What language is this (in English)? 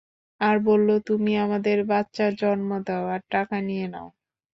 Bangla